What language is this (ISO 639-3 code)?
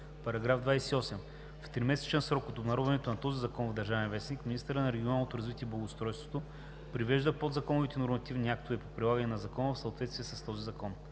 bul